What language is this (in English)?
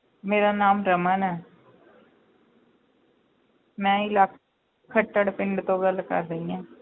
Punjabi